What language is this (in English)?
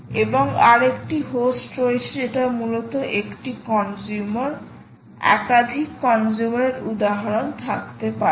Bangla